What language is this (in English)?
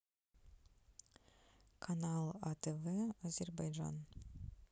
Russian